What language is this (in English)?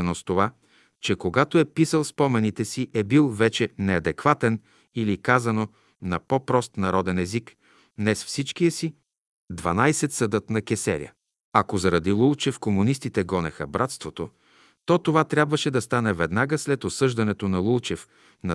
Bulgarian